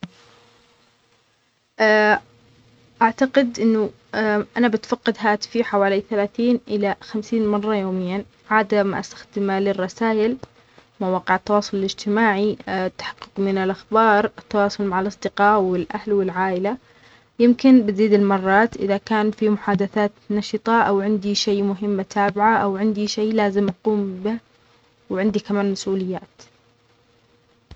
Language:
Omani Arabic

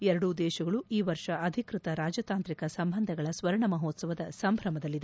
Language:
Kannada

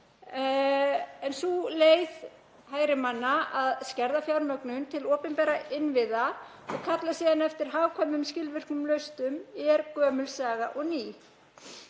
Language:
Icelandic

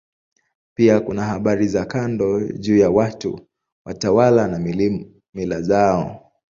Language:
Swahili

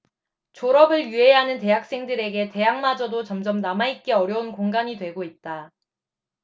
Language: Korean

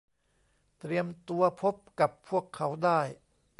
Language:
Thai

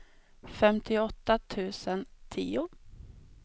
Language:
Swedish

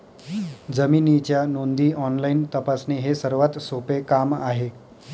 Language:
Marathi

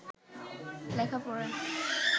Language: Bangla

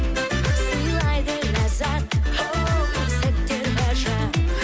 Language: Kazakh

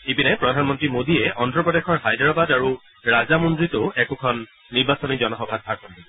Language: Assamese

